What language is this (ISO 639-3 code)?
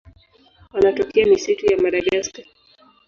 swa